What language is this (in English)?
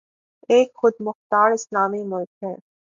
Urdu